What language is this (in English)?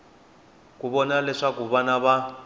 Tsonga